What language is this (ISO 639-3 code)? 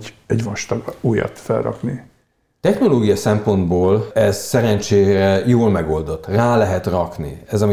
hun